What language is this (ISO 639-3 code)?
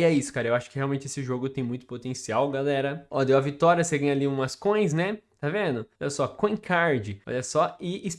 por